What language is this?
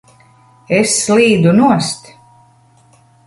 Latvian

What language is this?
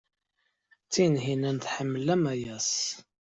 Kabyle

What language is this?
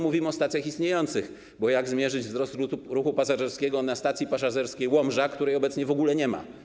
Polish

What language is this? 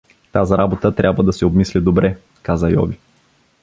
Bulgarian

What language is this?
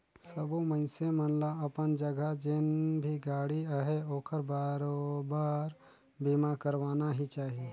Chhattisgarhi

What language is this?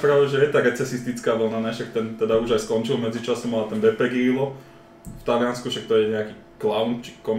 Slovak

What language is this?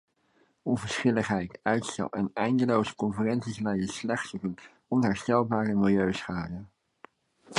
Dutch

